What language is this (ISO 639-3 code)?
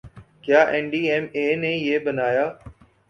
urd